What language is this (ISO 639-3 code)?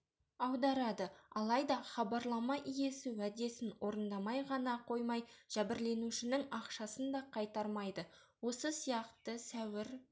kaz